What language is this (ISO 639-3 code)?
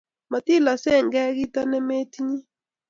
kln